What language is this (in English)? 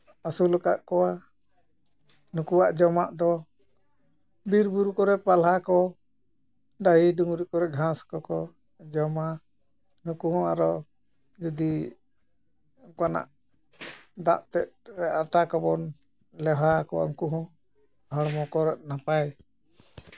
Santali